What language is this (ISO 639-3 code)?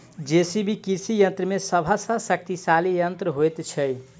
mai